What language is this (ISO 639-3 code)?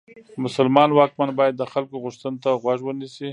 pus